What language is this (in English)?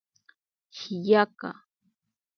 Ashéninka Perené